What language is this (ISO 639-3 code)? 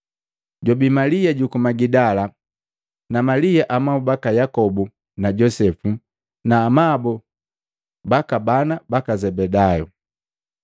mgv